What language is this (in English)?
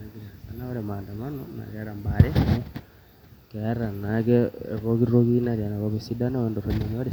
Masai